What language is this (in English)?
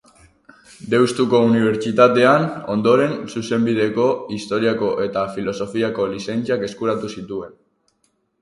Basque